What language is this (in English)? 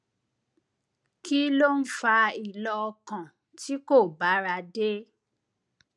Yoruba